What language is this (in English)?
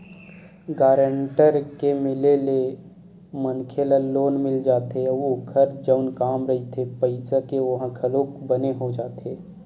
Chhattisgarhi